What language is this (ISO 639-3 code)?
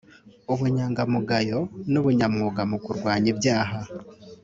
kin